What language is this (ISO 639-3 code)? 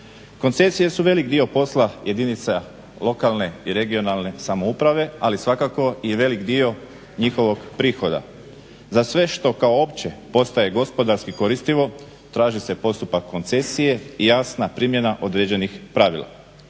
hrv